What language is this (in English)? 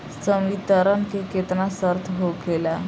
Bhojpuri